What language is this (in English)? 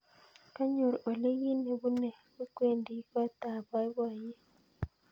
Kalenjin